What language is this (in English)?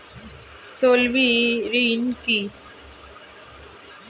Bangla